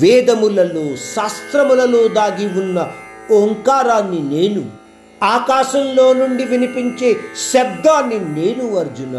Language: Hindi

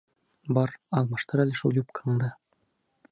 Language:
Bashkir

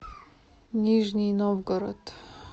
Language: Russian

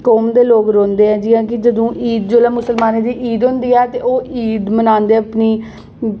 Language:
Dogri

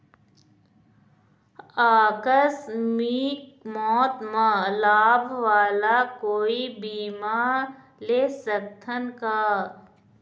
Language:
Chhattisgarhi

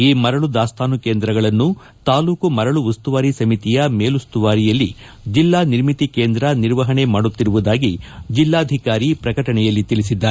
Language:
Kannada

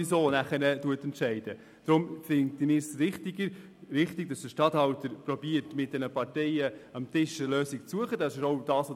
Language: Swiss German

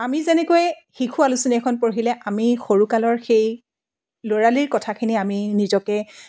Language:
Assamese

